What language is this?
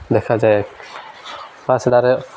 Odia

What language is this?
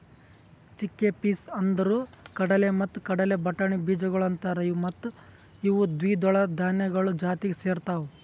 Kannada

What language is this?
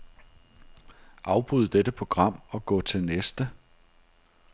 Danish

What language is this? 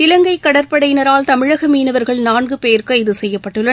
Tamil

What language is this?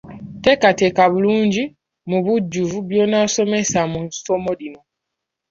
Ganda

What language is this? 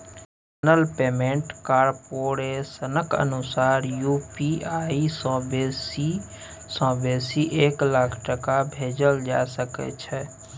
Maithili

